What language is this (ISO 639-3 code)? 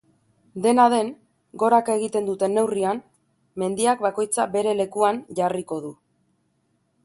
eus